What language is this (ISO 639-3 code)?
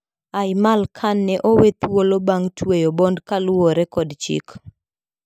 luo